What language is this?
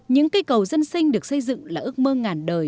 Vietnamese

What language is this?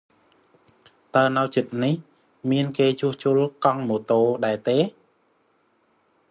Khmer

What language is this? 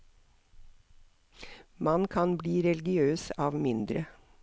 Norwegian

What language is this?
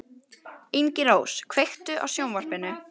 Icelandic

